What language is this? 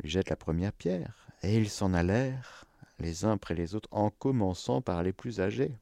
French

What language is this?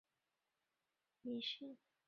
Chinese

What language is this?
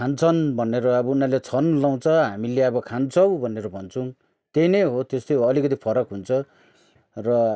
Nepali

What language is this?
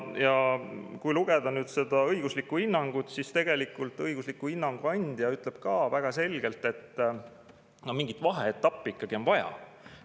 Estonian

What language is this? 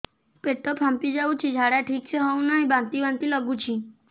Odia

